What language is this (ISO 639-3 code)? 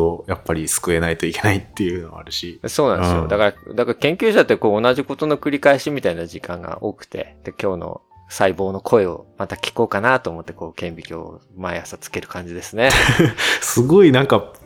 jpn